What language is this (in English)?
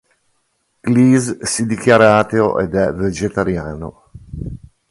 Italian